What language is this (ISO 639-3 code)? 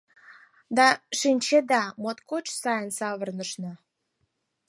chm